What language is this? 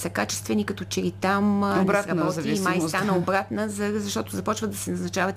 Bulgarian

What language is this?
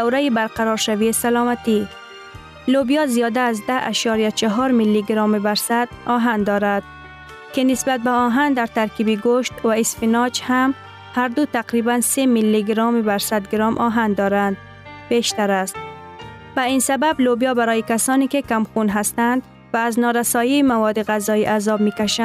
Persian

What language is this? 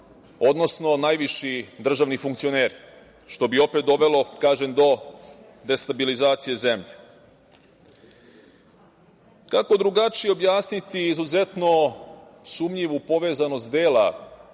Serbian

